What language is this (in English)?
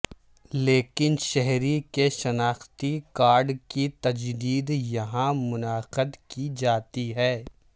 Urdu